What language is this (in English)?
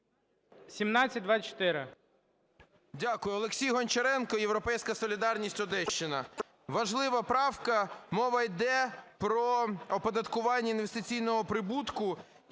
Ukrainian